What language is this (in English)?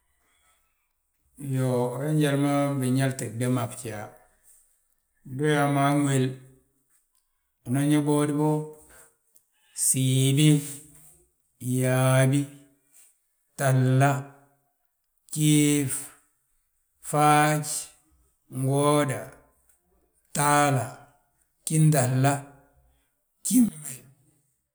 Balanta-Ganja